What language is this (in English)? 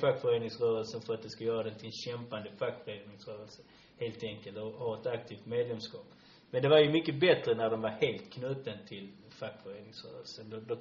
Swedish